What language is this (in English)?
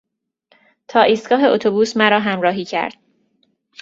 Persian